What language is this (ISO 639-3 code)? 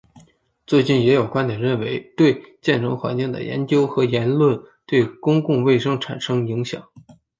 zho